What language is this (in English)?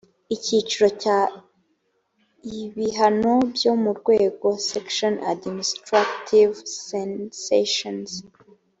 Kinyarwanda